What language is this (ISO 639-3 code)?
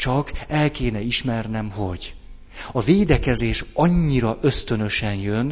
hun